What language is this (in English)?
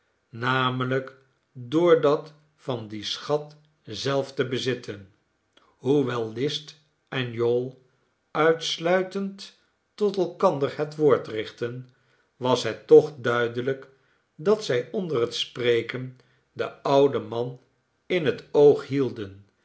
Dutch